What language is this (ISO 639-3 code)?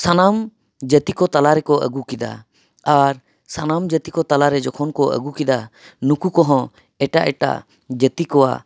sat